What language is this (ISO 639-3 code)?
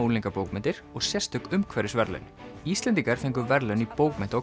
isl